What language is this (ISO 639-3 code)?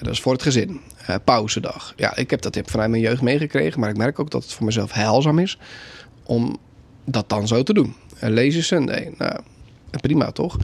nld